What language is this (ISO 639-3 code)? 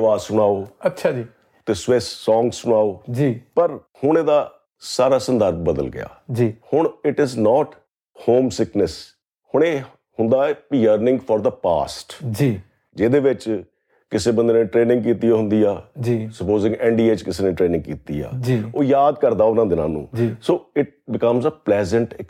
pan